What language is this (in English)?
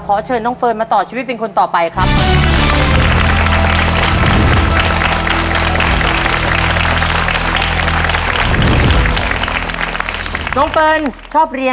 Thai